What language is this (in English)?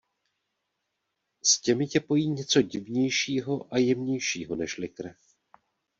Czech